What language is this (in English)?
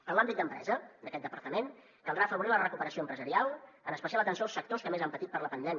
Catalan